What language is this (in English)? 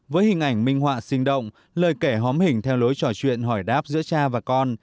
Vietnamese